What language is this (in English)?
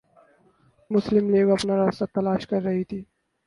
Urdu